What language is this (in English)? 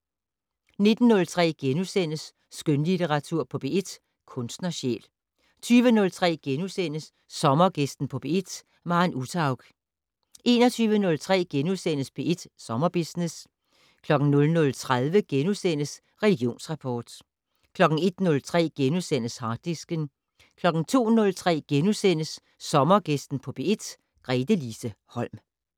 Danish